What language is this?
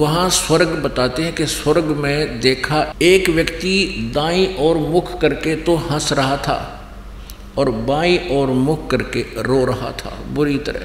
Hindi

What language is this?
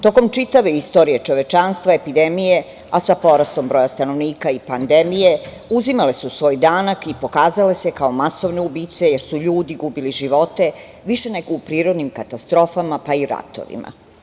Serbian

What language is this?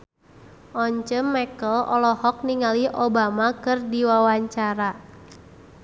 Sundanese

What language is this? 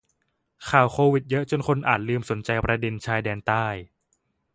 Thai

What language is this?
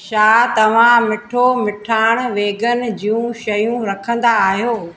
Sindhi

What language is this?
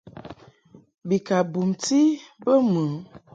Mungaka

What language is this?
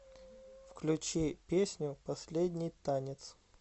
Russian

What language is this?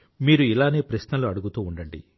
Telugu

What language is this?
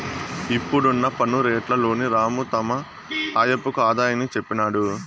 Telugu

